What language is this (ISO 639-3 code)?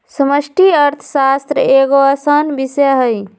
mag